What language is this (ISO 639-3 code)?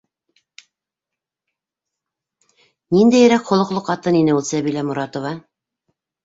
bak